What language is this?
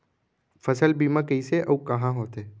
Chhattisgarhi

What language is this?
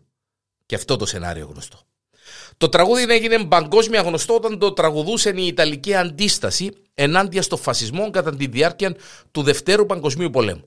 Greek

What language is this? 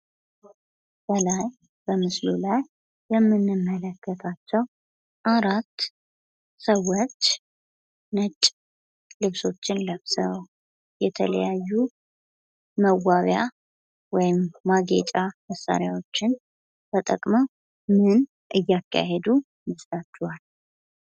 Amharic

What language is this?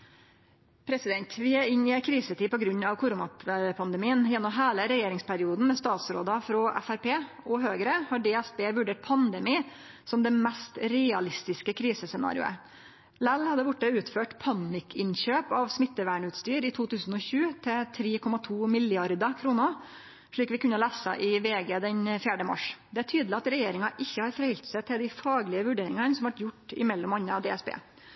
Norwegian Nynorsk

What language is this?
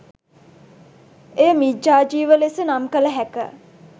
Sinhala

